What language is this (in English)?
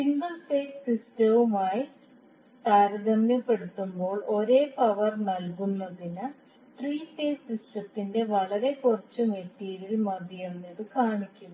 Malayalam